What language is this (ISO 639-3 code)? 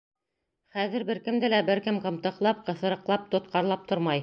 bak